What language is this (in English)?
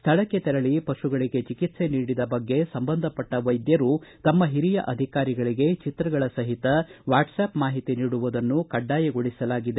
Kannada